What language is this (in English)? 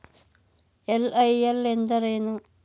Kannada